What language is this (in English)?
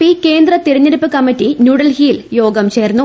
Malayalam